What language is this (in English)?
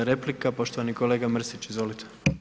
Croatian